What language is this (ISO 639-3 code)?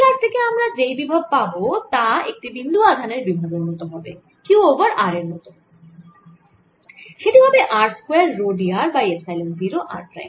ben